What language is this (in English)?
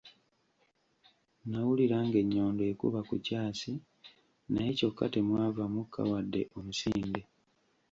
Ganda